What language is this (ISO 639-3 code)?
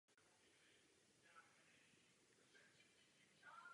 ces